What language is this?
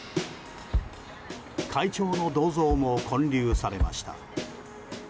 Japanese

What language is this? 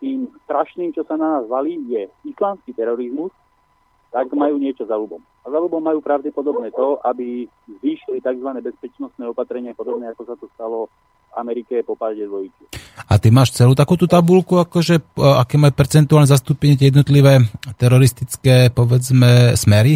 Slovak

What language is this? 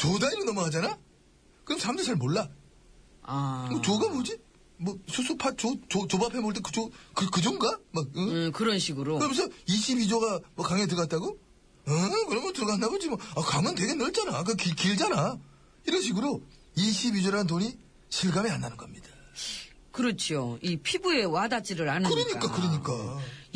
Korean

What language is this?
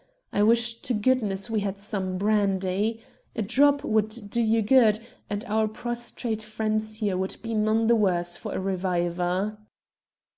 English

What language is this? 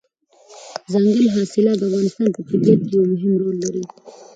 Pashto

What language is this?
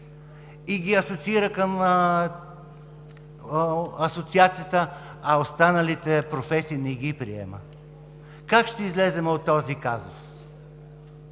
Bulgarian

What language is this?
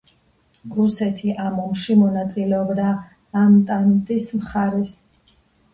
Georgian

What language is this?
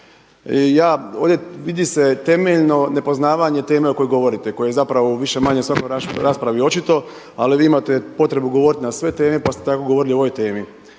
Croatian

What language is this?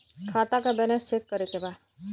Bhojpuri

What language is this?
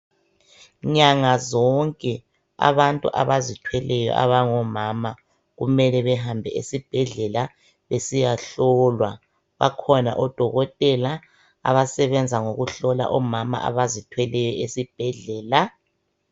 North Ndebele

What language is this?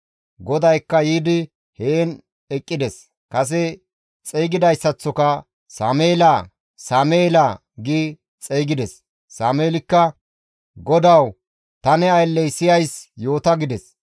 Gamo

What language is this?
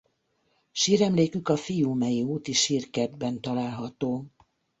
Hungarian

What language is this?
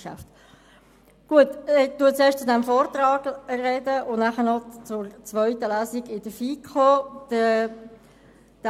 Swiss German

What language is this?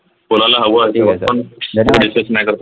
Marathi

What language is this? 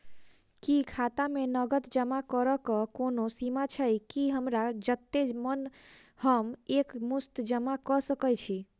Maithili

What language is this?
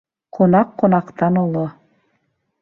Bashkir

